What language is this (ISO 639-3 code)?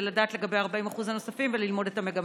heb